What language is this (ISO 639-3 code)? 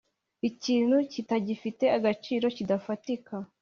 kin